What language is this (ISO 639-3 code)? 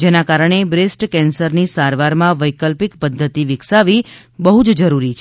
guj